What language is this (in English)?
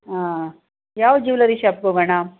Kannada